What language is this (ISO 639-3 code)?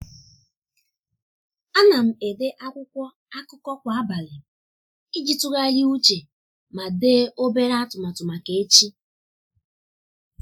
ibo